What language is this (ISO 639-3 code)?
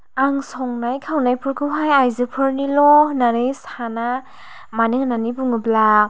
brx